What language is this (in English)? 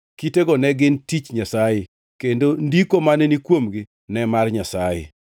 Luo (Kenya and Tanzania)